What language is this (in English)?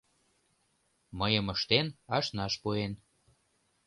Mari